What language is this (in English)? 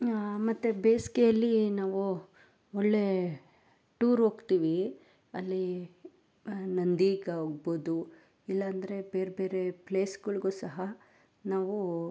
Kannada